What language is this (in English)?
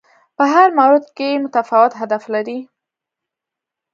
Pashto